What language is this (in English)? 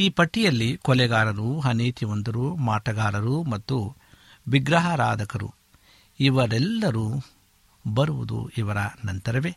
Kannada